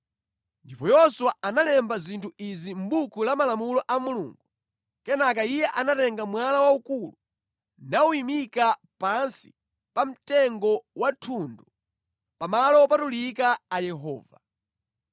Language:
Nyanja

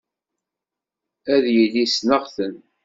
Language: Kabyle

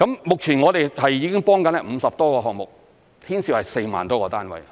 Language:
Cantonese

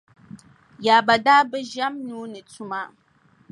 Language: Dagbani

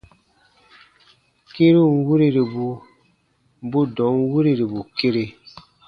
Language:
Baatonum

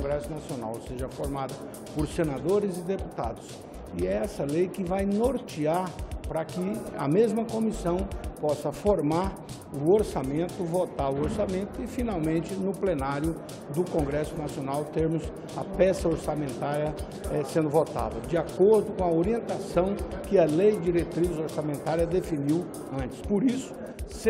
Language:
Portuguese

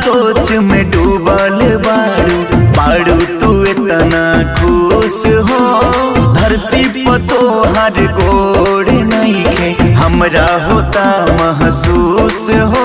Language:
Hindi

